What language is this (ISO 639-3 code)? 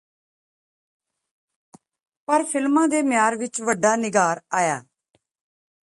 pan